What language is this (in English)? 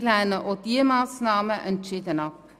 Swiss German